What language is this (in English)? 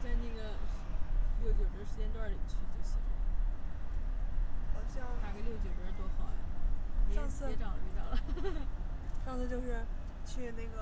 Chinese